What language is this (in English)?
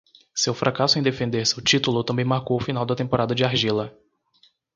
Portuguese